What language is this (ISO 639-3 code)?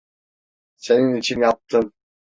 tur